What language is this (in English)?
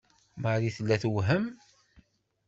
Kabyle